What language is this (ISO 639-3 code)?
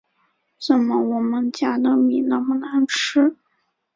zho